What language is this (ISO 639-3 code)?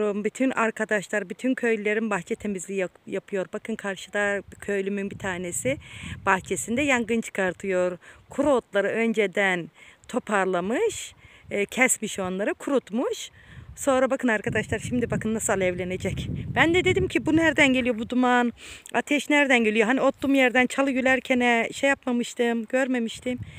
tur